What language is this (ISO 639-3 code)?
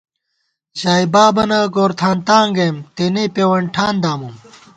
gwt